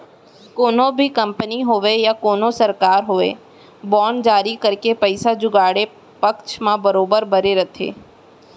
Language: Chhattisgarhi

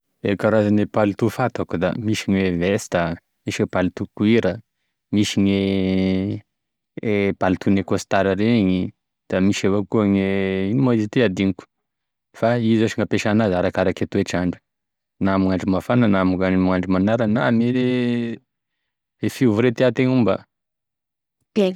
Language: Tesaka Malagasy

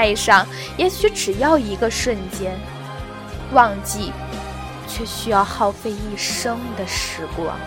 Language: Chinese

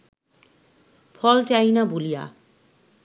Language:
Bangla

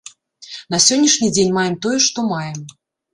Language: Belarusian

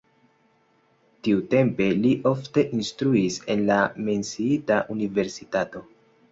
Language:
Esperanto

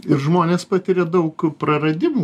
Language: Lithuanian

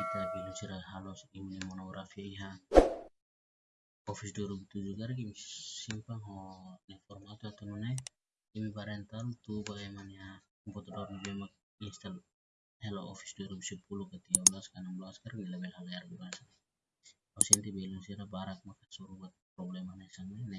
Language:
Indonesian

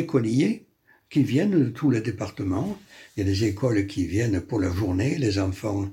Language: French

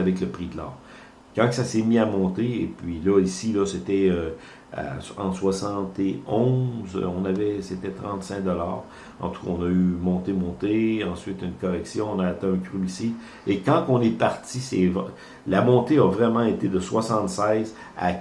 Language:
French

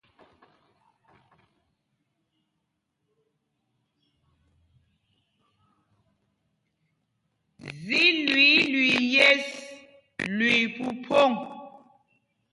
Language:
Mpumpong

